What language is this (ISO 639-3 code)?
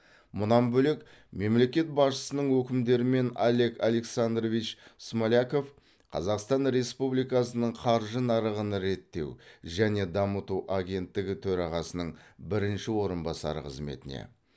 kaz